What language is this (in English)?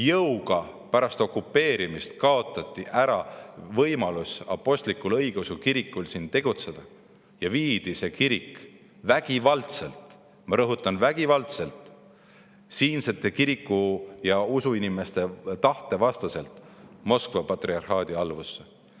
Estonian